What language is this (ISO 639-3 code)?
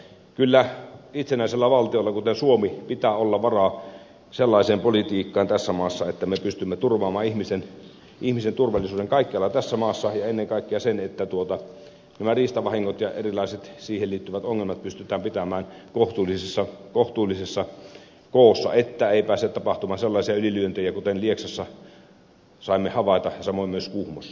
fin